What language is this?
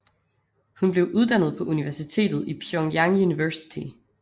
Danish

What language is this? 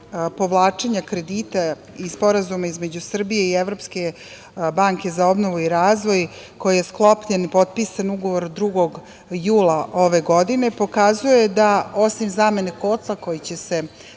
Serbian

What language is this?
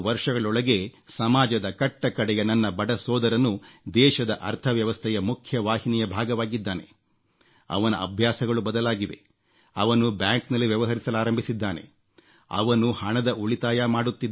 Kannada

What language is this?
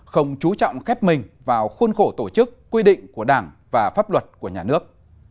Vietnamese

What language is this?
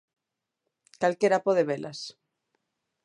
Galician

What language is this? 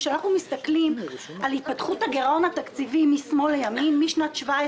Hebrew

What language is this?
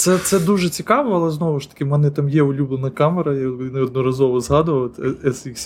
Ukrainian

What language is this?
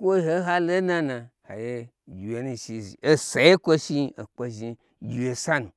Gbagyi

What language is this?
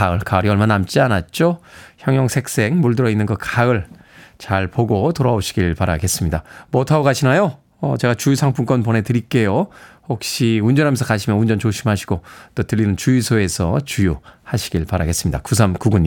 Korean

